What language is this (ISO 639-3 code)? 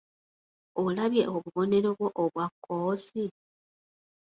lug